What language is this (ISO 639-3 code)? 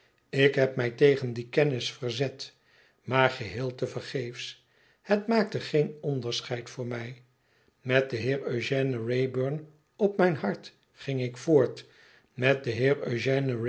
nld